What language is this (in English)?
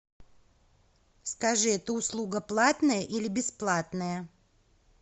Russian